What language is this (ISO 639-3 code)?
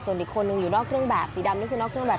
tha